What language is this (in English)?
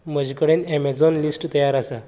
Konkani